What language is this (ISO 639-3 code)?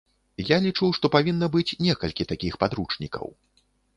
bel